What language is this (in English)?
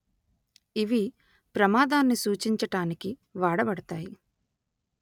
Telugu